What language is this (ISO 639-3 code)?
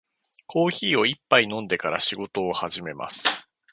jpn